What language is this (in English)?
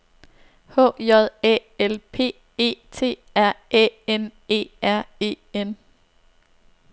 Danish